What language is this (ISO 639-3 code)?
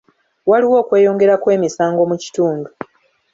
lug